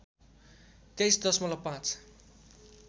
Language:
Nepali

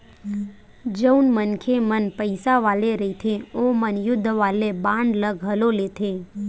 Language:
Chhattisgarhi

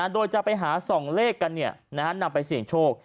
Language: Thai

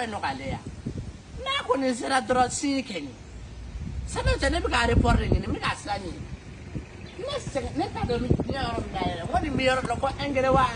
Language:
Indonesian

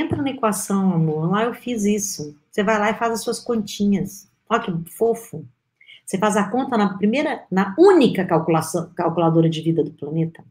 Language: Portuguese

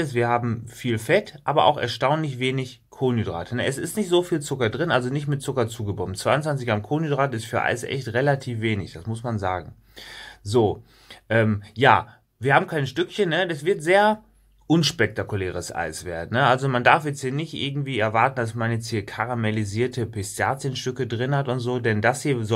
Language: German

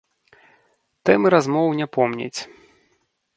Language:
Belarusian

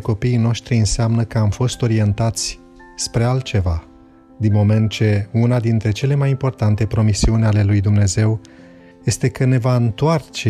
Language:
Romanian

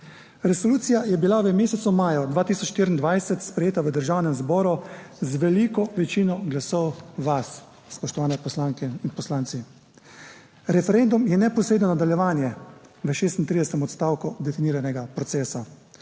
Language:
Slovenian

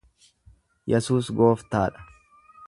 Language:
Oromo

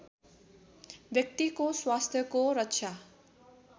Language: Nepali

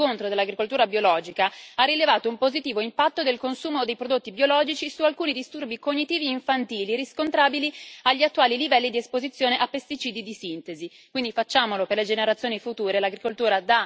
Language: Italian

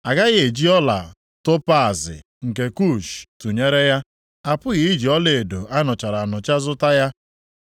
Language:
Igbo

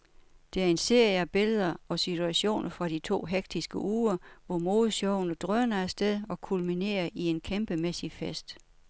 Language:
Danish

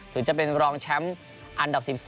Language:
Thai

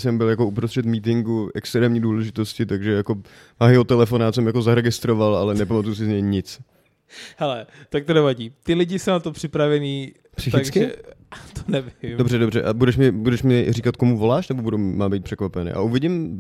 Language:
Czech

